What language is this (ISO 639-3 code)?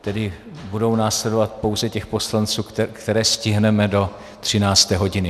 ces